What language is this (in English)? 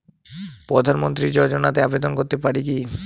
Bangla